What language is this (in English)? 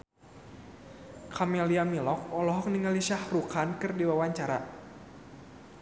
Sundanese